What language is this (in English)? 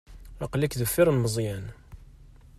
Kabyle